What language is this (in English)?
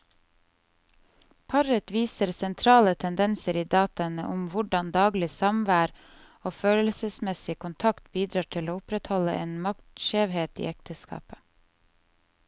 Norwegian